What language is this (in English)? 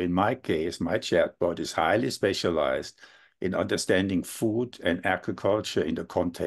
English